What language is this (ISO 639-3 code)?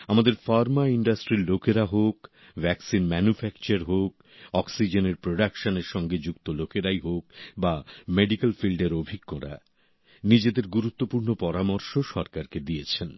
ben